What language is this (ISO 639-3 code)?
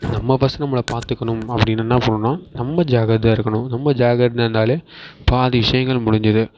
tam